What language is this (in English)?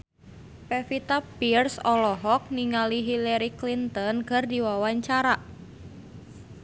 Sundanese